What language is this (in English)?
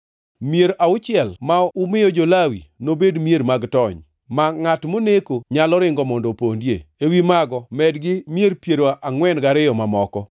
Luo (Kenya and Tanzania)